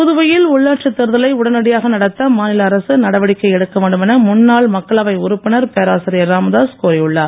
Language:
Tamil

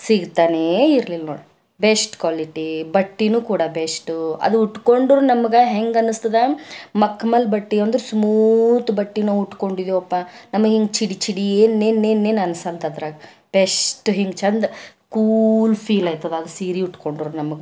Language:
Kannada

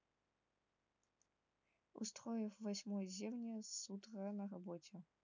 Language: Russian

